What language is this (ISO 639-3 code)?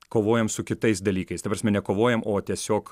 lit